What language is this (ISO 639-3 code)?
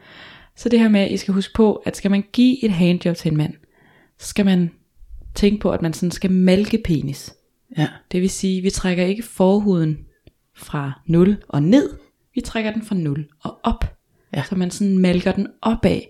dan